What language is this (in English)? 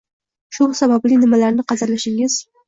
Uzbek